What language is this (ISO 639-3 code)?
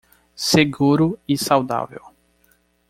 por